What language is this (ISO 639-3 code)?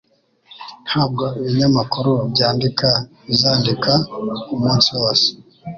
kin